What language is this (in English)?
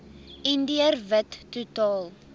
Afrikaans